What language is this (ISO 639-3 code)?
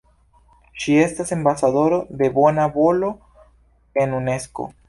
epo